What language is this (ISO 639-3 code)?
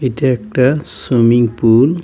ben